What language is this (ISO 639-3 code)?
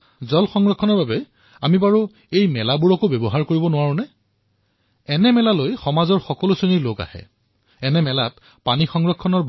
asm